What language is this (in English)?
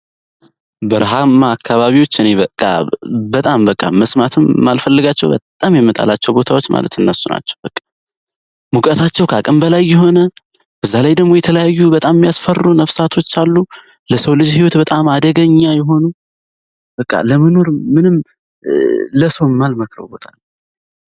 Amharic